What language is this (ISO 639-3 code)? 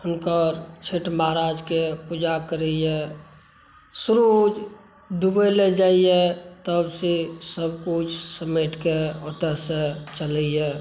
mai